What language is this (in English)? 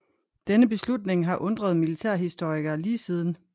Danish